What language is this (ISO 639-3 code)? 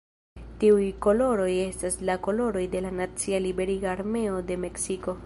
epo